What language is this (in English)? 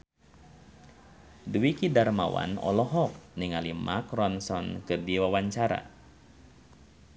Sundanese